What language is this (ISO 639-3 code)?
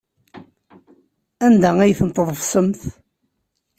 kab